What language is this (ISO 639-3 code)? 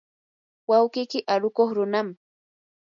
qur